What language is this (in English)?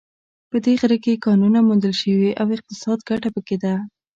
Pashto